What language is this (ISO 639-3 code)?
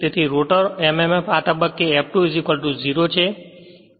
guj